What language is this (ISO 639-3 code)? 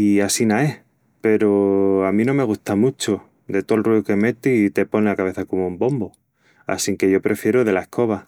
ext